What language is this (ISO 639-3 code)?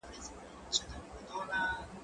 pus